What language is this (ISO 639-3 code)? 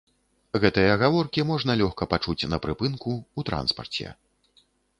bel